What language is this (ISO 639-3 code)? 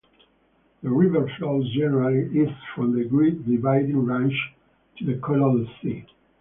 eng